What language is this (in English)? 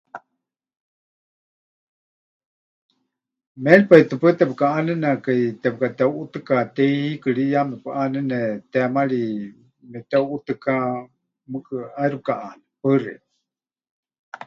Huichol